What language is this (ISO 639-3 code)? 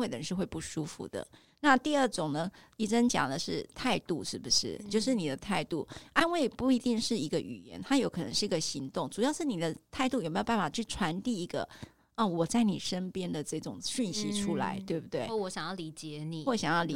zho